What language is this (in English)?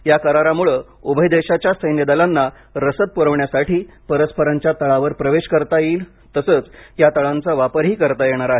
Marathi